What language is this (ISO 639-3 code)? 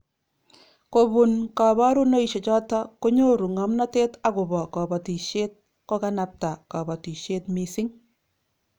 kln